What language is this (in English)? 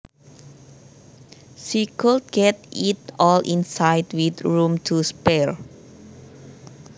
Javanese